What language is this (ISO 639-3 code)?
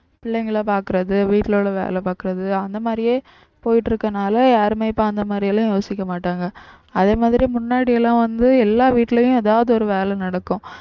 tam